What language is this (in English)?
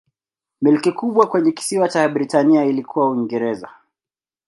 Swahili